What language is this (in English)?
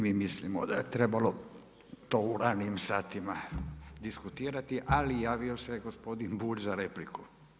Croatian